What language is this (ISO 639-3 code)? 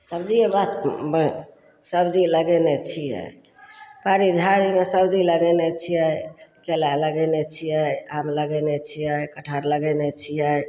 mai